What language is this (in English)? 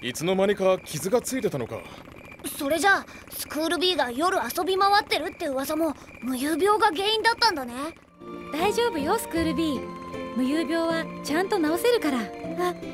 Japanese